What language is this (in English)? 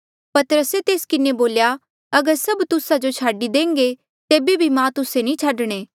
Mandeali